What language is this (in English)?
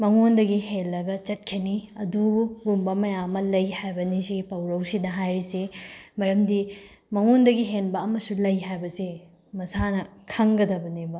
Manipuri